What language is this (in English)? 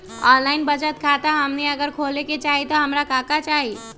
Magahi